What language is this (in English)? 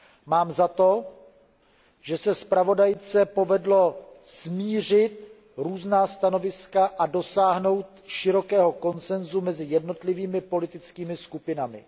Czech